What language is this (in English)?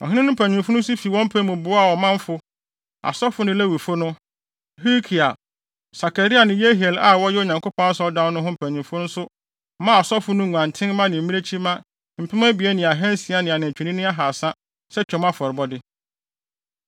Akan